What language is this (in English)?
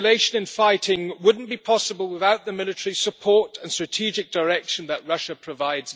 English